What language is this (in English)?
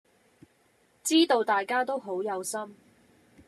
Cantonese